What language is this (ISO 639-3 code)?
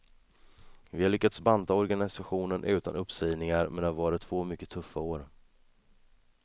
swe